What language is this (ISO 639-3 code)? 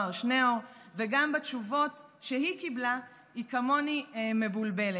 heb